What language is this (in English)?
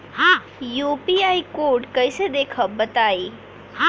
Bhojpuri